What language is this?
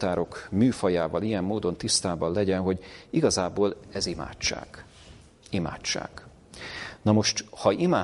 Hungarian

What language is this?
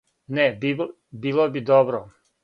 Serbian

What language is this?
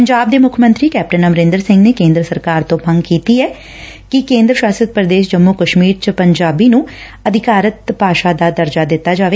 Punjabi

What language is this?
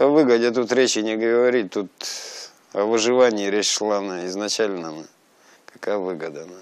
Russian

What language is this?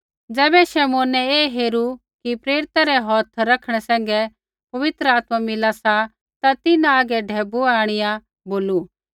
Kullu Pahari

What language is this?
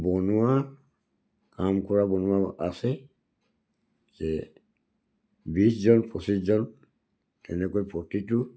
Assamese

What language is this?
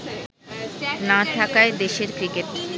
Bangla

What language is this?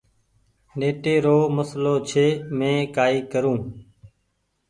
Goaria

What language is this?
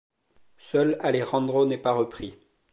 French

